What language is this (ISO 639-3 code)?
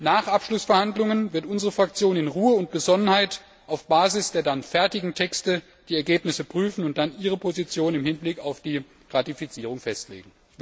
deu